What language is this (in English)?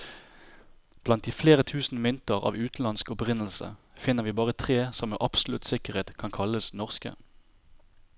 Norwegian